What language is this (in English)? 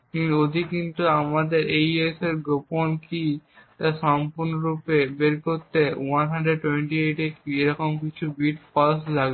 Bangla